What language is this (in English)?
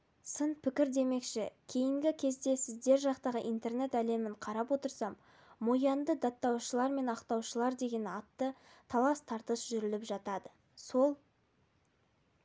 Kazakh